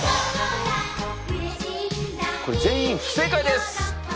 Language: Japanese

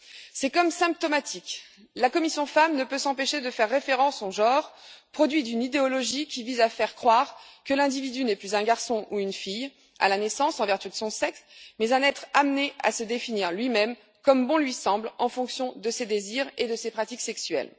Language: French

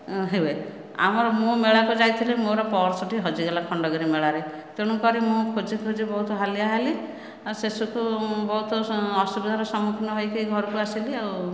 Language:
Odia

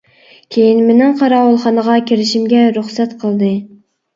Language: Uyghur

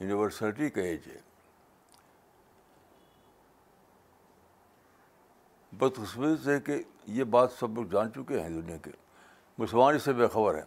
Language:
Urdu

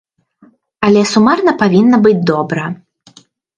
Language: Belarusian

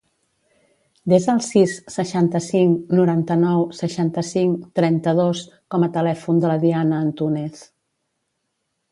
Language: Catalan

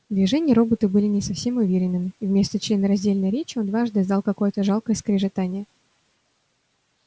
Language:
Russian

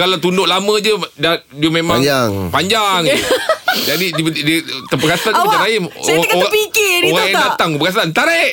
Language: Malay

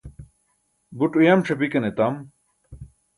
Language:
Burushaski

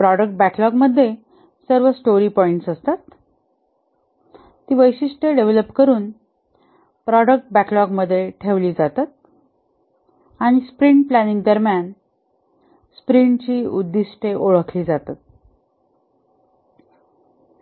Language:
Marathi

